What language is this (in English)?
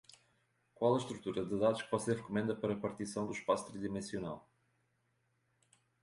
Portuguese